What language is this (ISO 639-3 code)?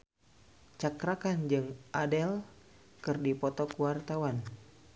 sun